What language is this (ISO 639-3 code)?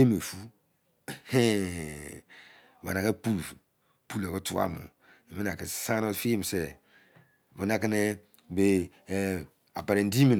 ijc